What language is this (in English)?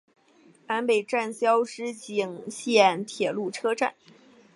Chinese